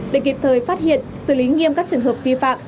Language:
Vietnamese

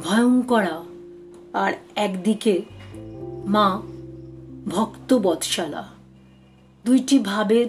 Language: Bangla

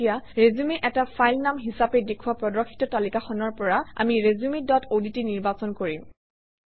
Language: Assamese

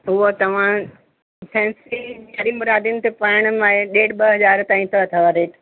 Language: Sindhi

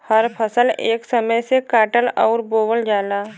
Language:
Bhojpuri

